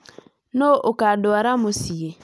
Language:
Kikuyu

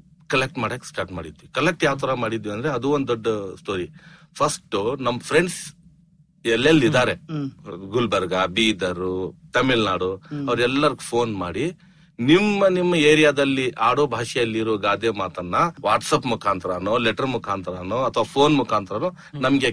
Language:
Kannada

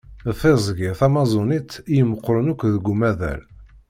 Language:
Kabyle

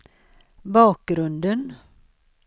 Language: Swedish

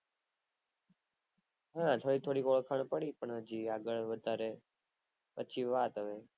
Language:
Gujarati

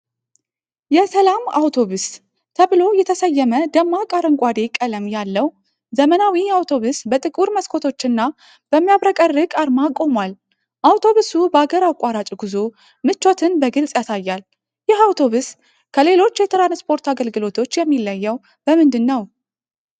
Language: Amharic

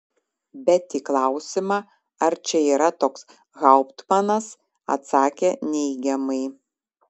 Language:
Lithuanian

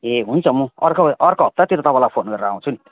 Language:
Nepali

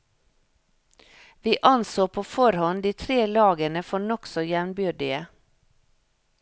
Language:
Norwegian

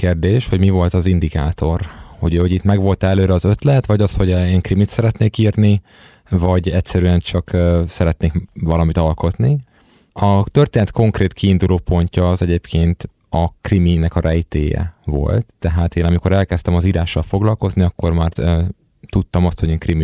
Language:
Hungarian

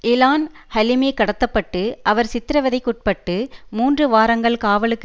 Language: Tamil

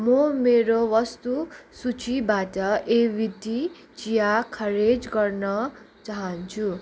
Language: Nepali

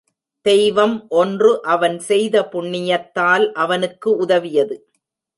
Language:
Tamil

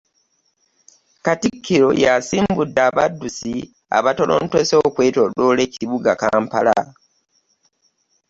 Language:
Ganda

